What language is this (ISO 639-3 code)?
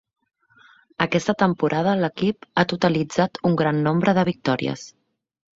cat